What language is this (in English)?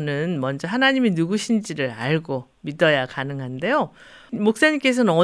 Korean